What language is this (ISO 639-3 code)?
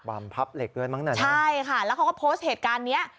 tha